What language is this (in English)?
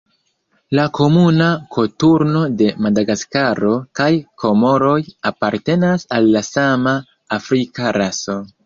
Esperanto